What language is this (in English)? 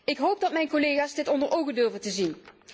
Dutch